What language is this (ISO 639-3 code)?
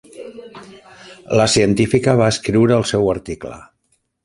cat